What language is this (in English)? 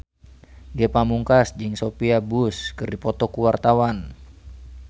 Sundanese